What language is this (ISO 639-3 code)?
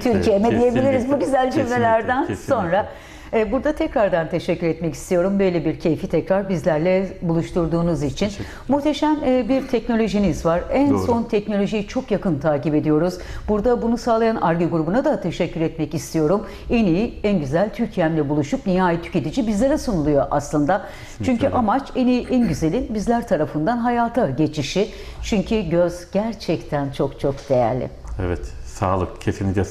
tur